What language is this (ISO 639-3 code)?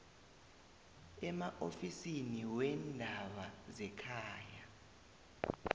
nbl